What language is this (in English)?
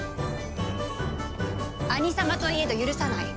Japanese